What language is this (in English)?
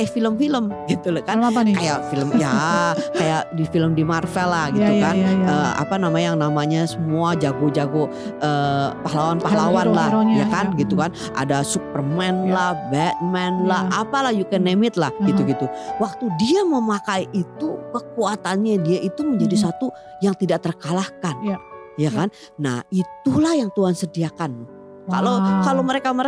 Indonesian